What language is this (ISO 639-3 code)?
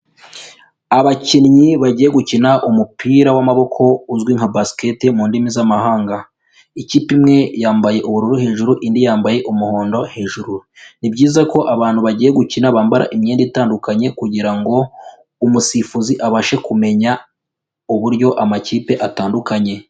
kin